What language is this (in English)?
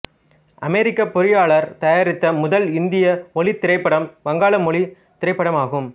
Tamil